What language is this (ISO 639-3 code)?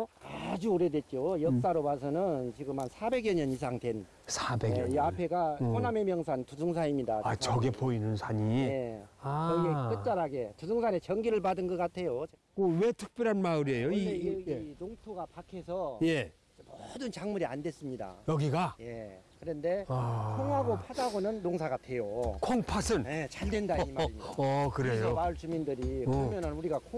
kor